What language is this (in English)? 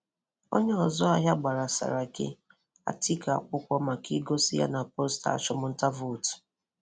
Igbo